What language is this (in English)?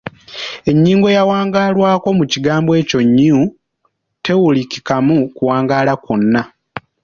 Ganda